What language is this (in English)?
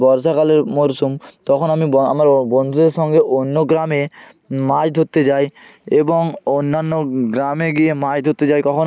Bangla